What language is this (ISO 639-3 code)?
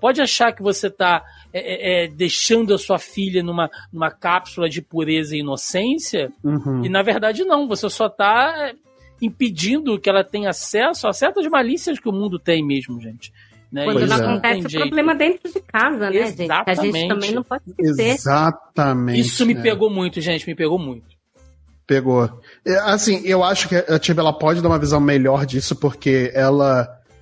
por